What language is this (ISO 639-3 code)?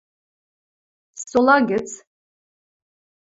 mrj